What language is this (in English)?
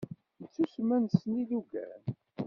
Kabyle